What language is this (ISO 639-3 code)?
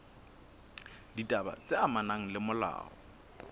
sot